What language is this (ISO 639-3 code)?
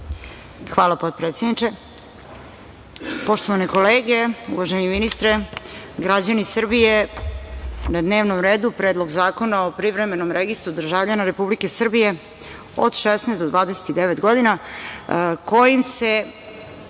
srp